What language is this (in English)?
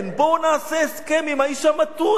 Hebrew